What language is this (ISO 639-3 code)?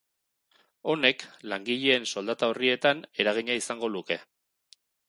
eus